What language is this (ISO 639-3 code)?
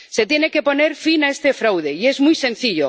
spa